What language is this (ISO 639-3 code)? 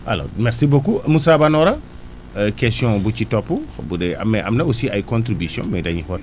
wol